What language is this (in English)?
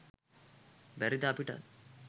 Sinhala